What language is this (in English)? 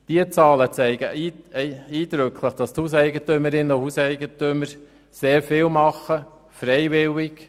Swiss German